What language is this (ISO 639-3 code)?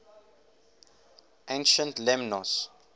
eng